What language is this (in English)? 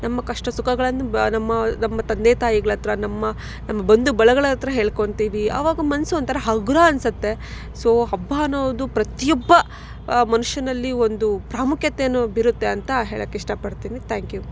Kannada